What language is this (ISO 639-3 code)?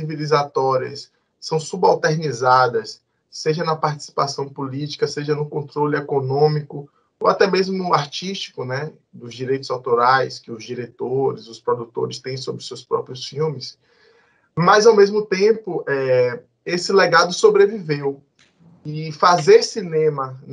por